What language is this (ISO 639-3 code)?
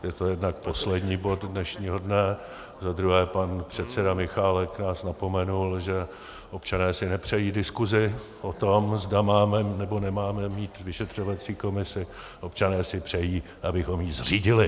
ces